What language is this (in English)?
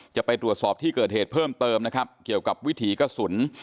Thai